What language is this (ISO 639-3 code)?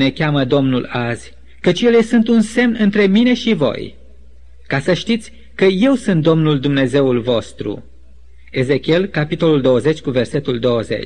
ron